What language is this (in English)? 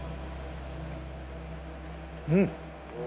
Japanese